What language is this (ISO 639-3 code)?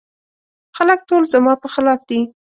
pus